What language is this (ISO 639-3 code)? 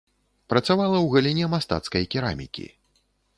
bel